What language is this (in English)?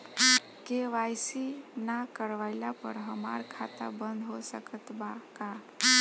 Bhojpuri